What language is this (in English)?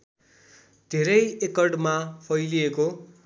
Nepali